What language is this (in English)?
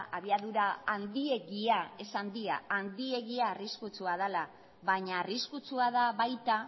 Basque